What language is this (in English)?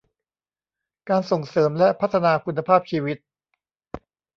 Thai